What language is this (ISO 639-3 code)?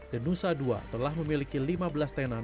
ind